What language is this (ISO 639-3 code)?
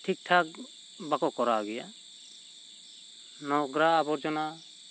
sat